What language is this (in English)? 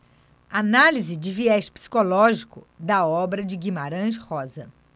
Portuguese